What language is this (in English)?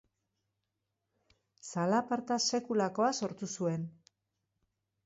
Basque